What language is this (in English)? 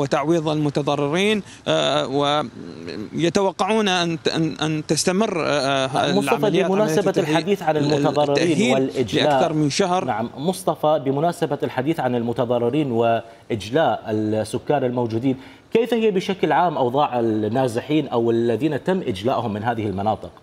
Arabic